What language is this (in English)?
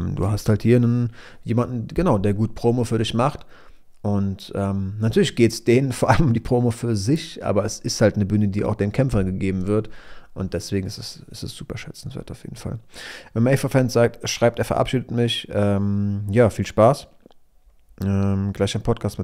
German